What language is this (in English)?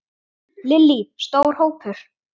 Icelandic